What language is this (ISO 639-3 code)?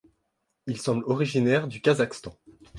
fra